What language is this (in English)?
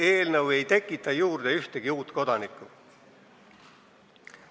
Estonian